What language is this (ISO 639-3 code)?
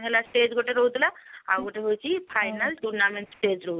ori